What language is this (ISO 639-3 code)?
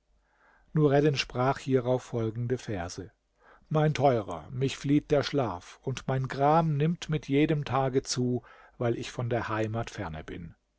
deu